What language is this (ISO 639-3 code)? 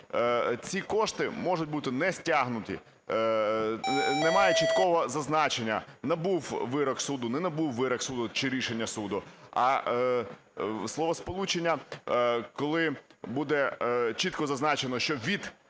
ukr